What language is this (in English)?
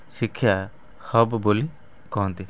Odia